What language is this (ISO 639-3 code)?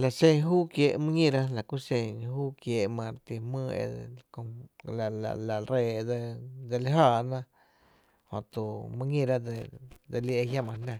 cte